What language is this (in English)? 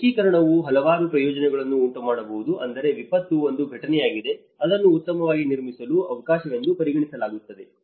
Kannada